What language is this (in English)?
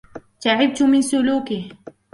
Arabic